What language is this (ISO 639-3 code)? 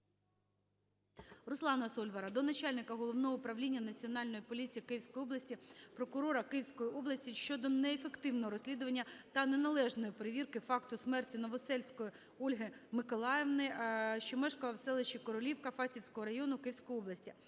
ukr